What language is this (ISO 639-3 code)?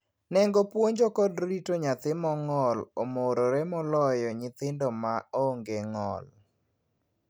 luo